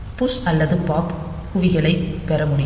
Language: Tamil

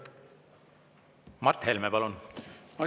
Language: Estonian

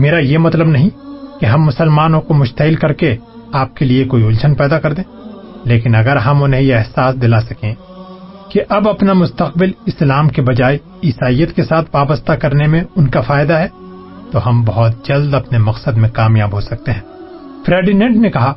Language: Urdu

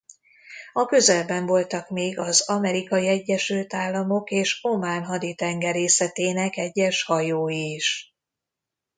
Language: Hungarian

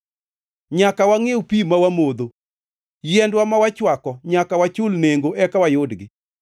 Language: Luo (Kenya and Tanzania)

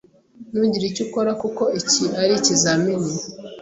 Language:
Kinyarwanda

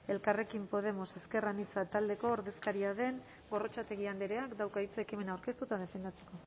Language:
Basque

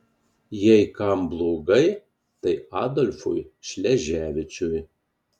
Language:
Lithuanian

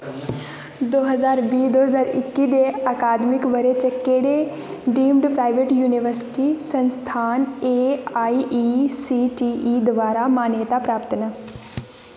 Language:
Dogri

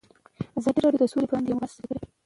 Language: Pashto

